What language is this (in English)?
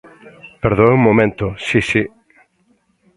Galician